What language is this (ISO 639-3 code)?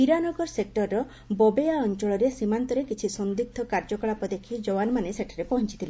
ori